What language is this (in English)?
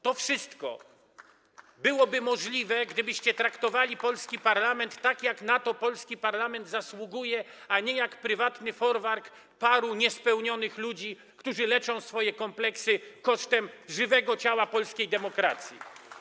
Polish